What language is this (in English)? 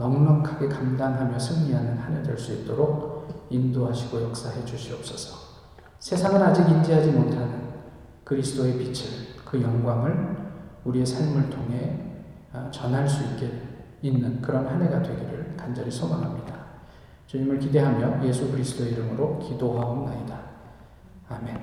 Korean